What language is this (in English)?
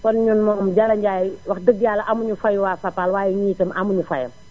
Wolof